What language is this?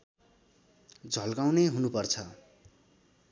Nepali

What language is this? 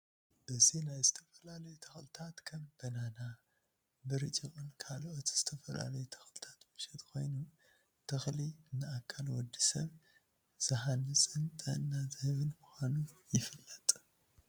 Tigrinya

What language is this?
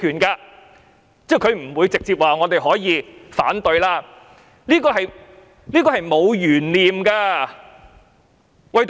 Cantonese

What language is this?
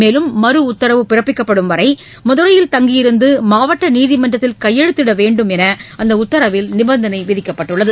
Tamil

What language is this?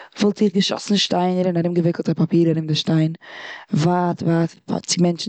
Yiddish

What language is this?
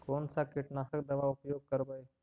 Magahi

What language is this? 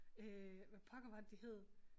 Danish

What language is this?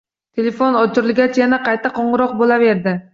Uzbek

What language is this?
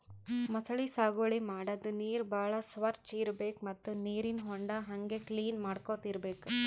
Kannada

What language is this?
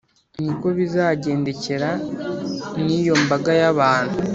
Kinyarwanda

